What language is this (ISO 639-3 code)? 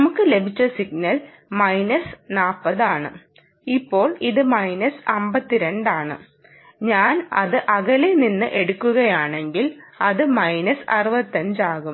mal